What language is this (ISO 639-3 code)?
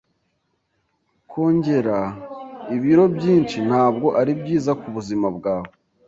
kin